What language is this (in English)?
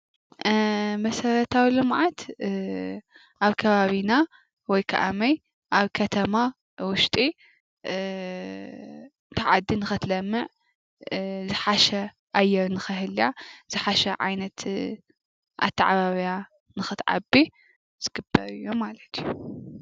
Tigrinya